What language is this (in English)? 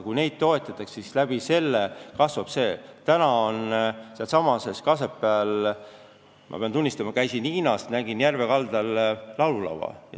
Estonian